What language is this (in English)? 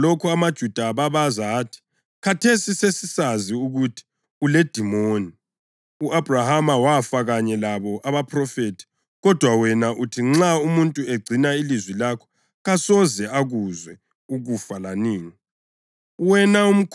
North Ndebele